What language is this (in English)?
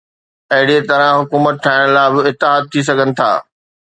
Sindhi